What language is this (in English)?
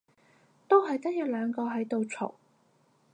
Cantonese